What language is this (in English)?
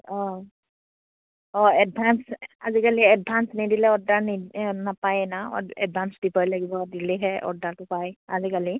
Assamese